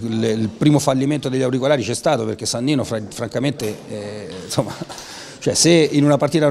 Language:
Italian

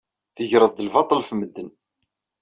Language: Kabyle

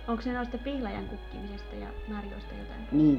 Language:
Finnish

